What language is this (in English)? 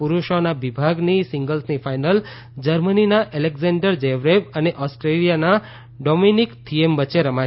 Gujarati